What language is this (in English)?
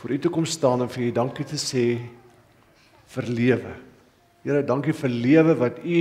Dutch